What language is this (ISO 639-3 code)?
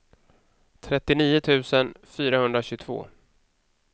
swe